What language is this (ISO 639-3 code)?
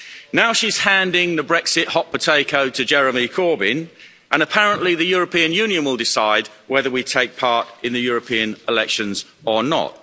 eng